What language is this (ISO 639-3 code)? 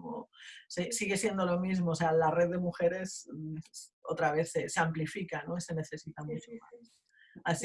spa